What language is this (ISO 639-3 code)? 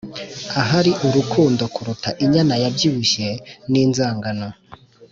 kin